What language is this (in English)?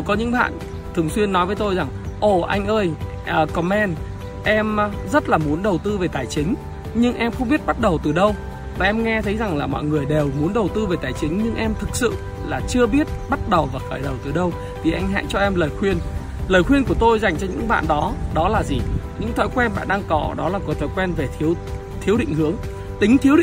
Vietnamese